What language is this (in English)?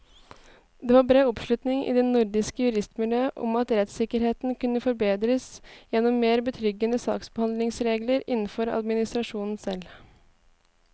Norwegian